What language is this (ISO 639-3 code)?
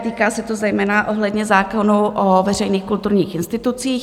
ces